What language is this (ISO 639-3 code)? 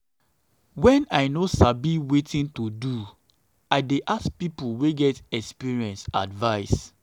pcm